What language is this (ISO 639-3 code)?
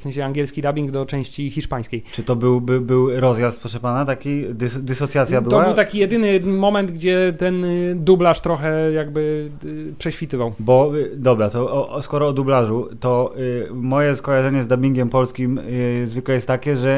pol